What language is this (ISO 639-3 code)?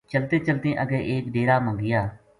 gju